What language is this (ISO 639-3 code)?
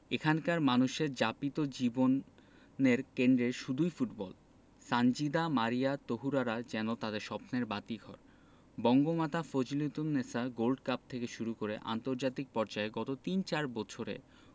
ben